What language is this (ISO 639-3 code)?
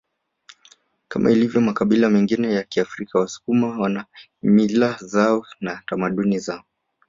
swa